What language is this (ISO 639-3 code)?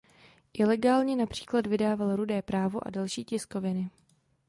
ces